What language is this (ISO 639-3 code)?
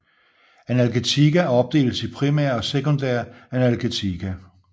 dan